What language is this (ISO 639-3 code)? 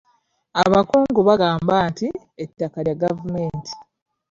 lug